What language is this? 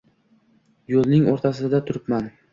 Uzbek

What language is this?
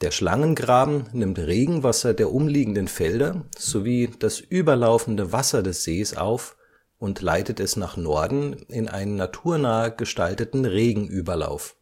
German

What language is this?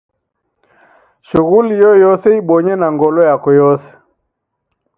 Taita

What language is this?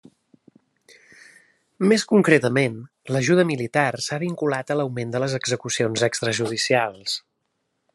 Catalan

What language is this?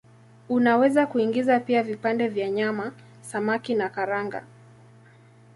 Swahili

